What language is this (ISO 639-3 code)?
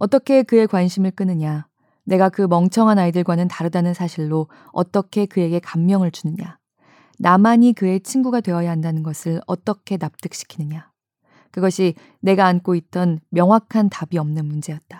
kor